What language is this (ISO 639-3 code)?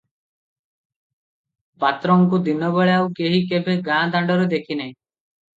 ori